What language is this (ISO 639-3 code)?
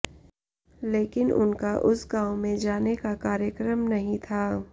hin